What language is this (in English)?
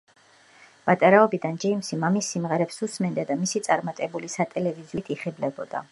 Georgian